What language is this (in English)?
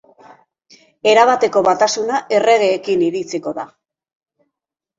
Basque